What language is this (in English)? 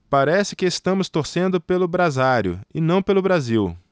Portuguese